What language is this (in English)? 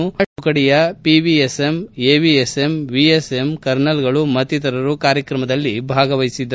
Kannada